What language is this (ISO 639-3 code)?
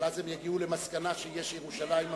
heb